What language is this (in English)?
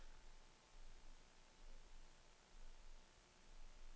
Danish